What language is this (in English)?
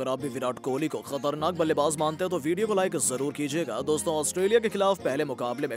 Hindi